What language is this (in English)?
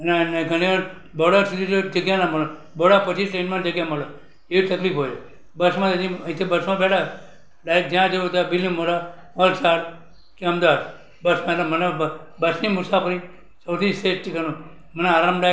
Gujarati